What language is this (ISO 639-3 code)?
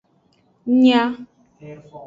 ajg